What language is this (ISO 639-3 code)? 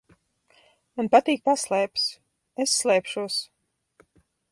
lav